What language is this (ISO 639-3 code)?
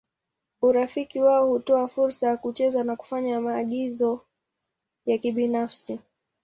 swa